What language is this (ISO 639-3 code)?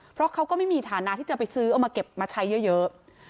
tha